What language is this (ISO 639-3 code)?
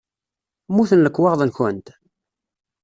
kab